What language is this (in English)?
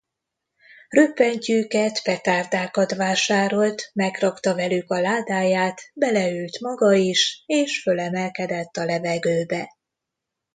Hungarian